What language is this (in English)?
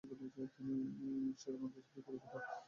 Bangla